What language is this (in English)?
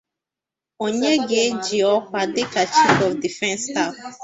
Igbo